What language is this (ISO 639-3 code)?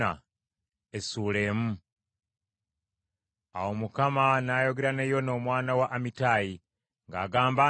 lug